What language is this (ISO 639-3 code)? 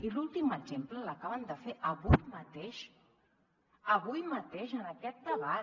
cat